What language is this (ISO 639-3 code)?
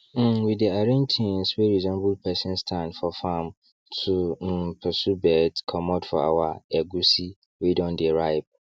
pcm